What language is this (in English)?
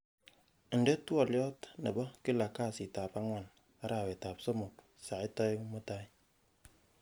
Kalenjin